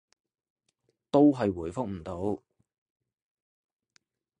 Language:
Cantonese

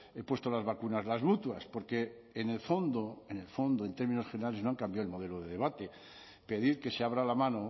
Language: Spanish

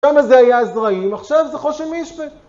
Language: Hebrew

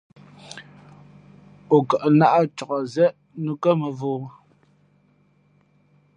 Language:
Fe'fe'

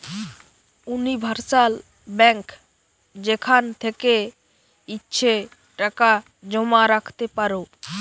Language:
Bangla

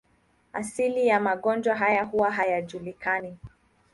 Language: Swahili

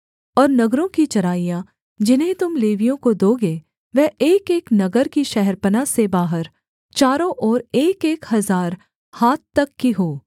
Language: Hindi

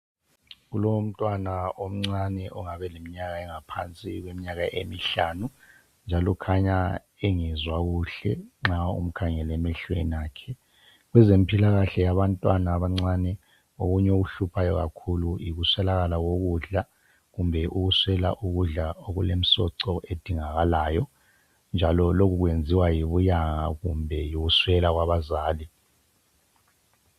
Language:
North Ndebele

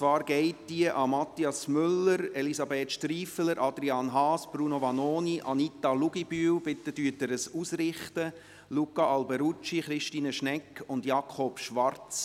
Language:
Swiss German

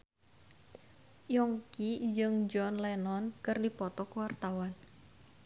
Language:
Sundanese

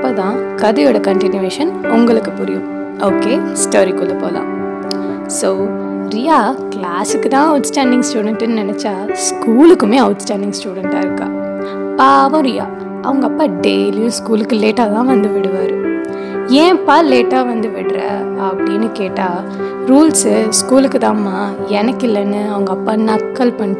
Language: Tamil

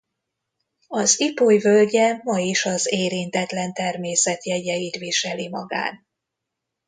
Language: Hungarian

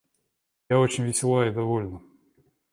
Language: Russian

